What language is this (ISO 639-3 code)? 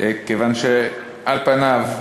heb